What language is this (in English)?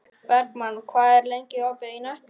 Icelandic